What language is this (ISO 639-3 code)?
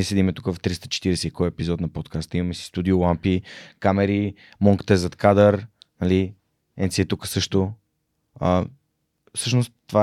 bul